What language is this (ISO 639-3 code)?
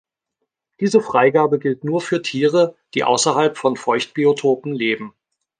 deu